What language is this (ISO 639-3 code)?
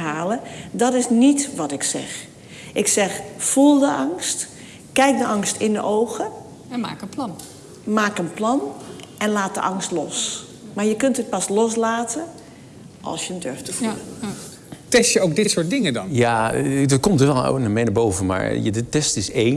nld